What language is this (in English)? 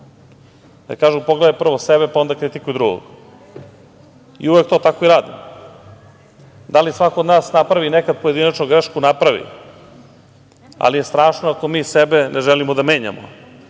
Serbian